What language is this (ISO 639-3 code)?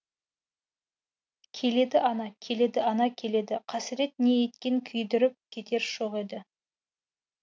kaz